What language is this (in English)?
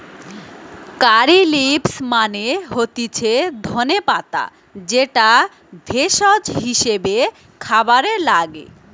Bangla